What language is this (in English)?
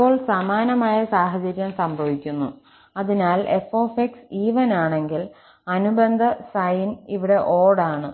Malayalam